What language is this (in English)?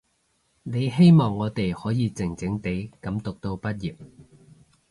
Cantonese